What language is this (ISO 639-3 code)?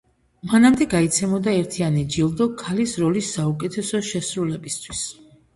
kat